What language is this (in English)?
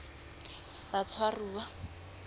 Southern Sotho